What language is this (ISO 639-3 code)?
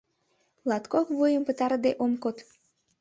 chm